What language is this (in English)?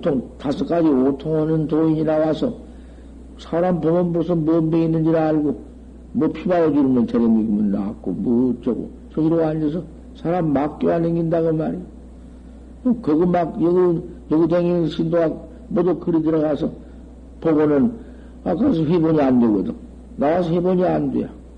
Korean